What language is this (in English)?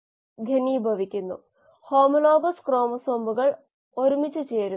Malayalam